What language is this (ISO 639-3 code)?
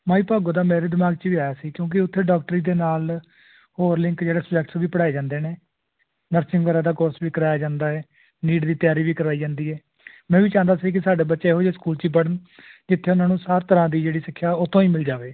pan